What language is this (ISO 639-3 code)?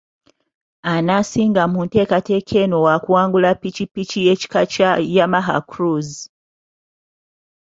lug